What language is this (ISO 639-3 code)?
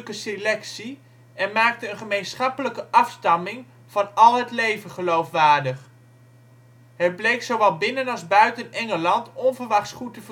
nld